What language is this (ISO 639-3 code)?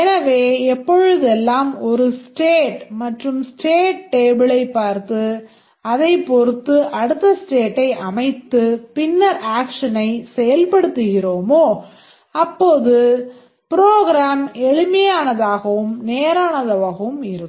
tam